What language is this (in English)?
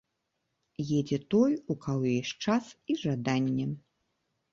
Belarusian